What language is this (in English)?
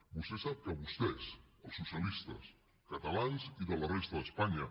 Catalan